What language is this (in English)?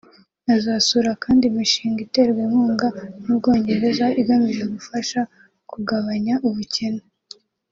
Kinyarwanda